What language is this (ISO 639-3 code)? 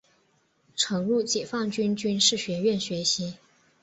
zho